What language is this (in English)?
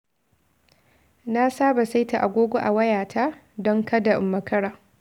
Hausa